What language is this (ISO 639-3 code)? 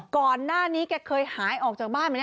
tha